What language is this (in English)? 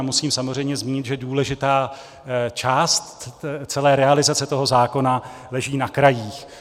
Czech